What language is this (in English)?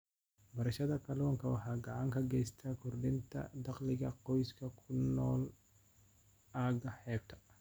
Somali